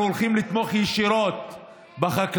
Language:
Hebrew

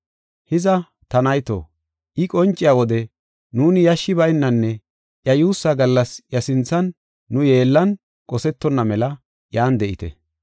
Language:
Gofa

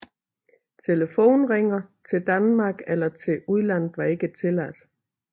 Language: Danish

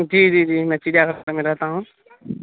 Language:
Urdu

